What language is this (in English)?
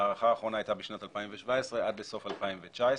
Hebrew